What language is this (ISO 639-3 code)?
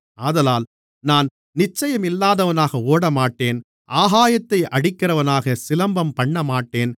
tam